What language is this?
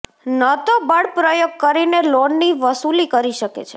Gujarati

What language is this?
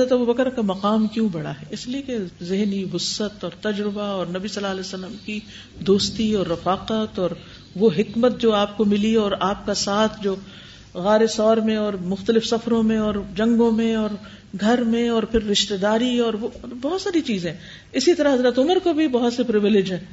Urdu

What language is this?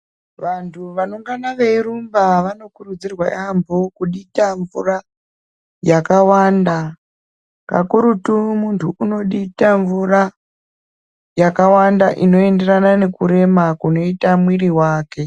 Ndau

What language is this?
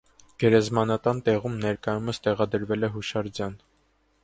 Armenian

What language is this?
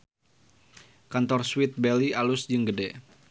Sundanese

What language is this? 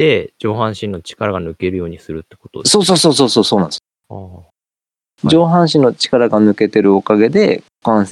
Japanese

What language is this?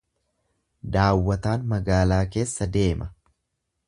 Oromo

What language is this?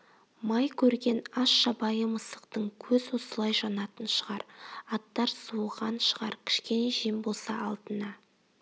Kazakh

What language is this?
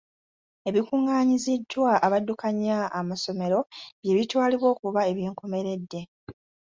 Ganda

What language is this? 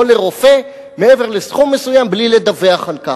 Hebrew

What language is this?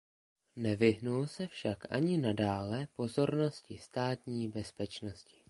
Czech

